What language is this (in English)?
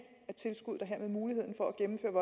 Danish